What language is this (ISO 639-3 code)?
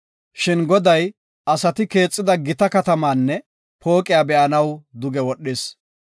gof